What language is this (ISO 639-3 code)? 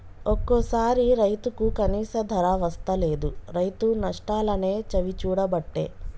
tel